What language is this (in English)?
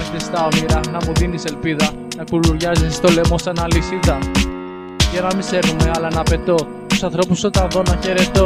Greek